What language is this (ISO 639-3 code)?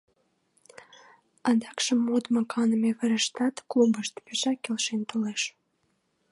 chm